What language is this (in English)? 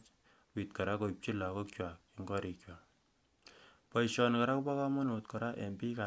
Kalenjin